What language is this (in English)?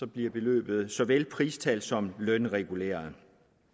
Danish